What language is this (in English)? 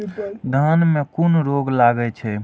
Maithili